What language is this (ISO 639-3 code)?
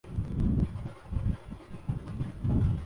urd